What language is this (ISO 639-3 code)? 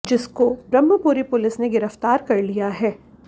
hin